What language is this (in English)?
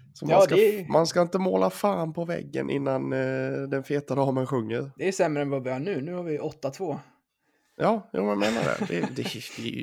Swedish